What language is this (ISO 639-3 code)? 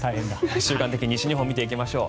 jpn